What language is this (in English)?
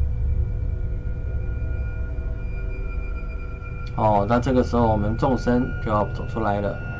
Chinese